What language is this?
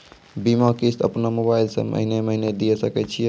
Maithili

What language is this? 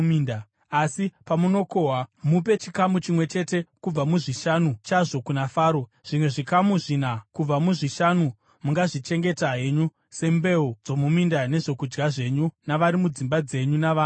Shona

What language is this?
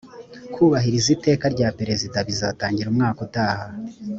Kinyarwanda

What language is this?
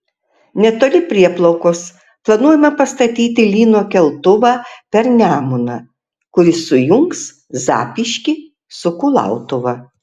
Lithuanian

